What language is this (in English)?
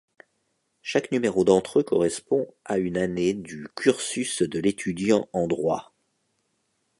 French